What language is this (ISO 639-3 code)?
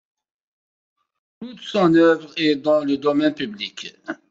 fra